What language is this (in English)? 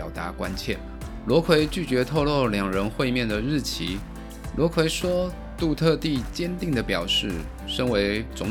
Chinese